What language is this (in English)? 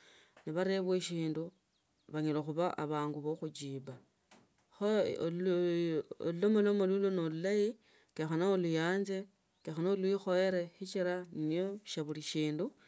Tsotso